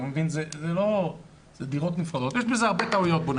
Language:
Hebrew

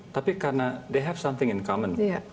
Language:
Indonesian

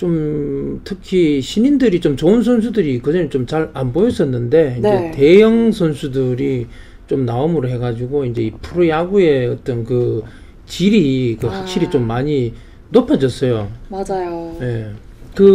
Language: Korean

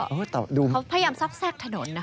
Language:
Thai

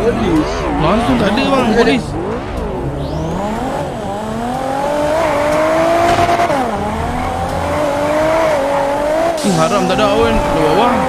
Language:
Malay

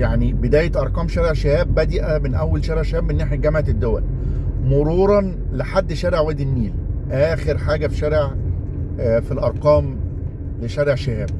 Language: Arabic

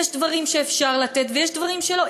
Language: Hebrew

